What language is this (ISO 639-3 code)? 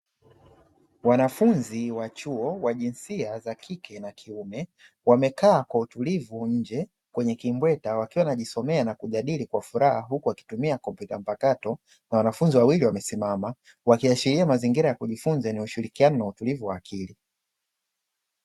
swa